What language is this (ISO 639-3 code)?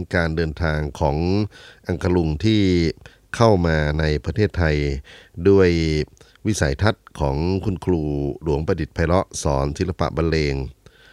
tha